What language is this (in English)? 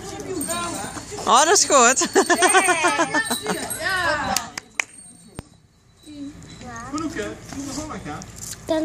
Dutch